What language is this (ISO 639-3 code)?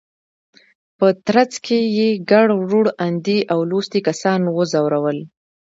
pus